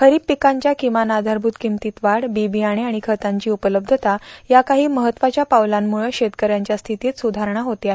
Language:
Marathi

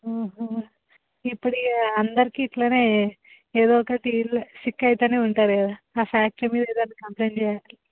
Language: Telugu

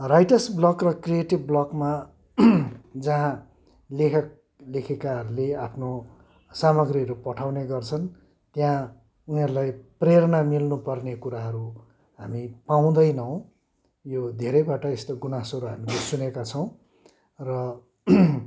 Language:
Nepali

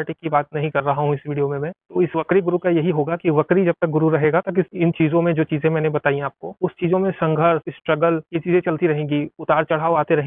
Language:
Hindi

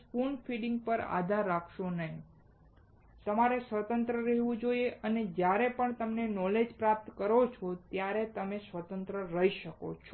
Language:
Gujarati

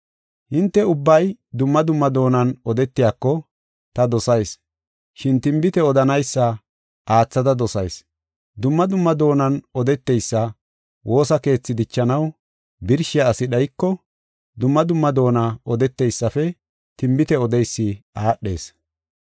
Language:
Gofa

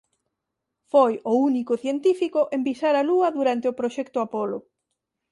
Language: Galician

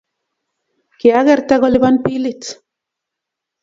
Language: Kalenjin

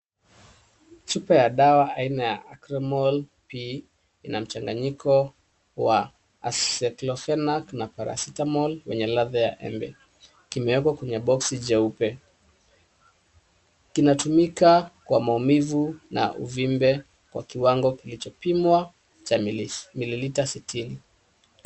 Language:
Swahili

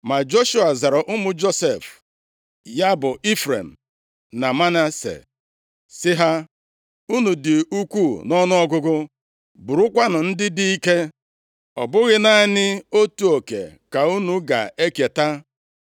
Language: Igbo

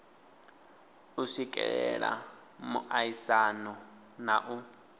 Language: Venda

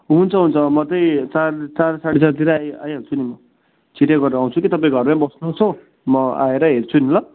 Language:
Nepali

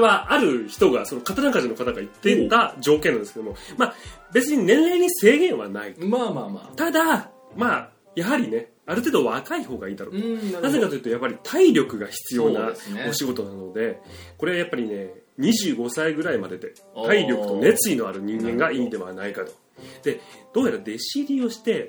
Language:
Japanese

